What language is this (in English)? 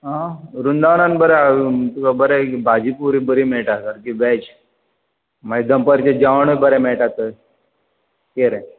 Konkani